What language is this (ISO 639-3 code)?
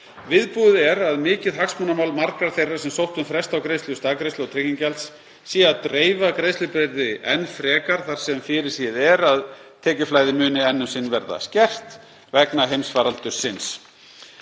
isl